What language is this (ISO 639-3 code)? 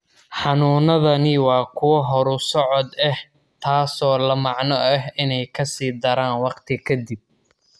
som